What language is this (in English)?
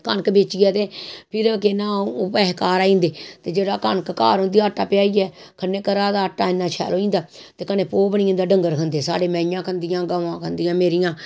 Dogri